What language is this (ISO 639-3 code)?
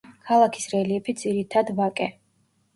kat